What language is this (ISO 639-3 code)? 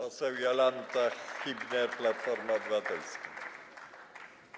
pol